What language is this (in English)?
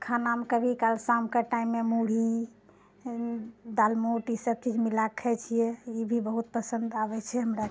Maithili